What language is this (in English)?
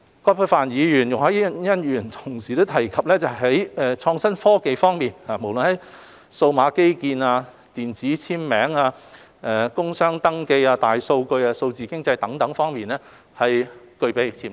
Cantonese